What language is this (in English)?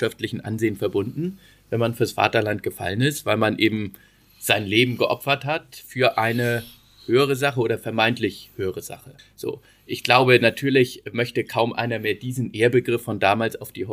German